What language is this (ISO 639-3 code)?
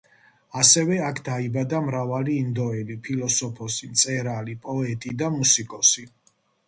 kat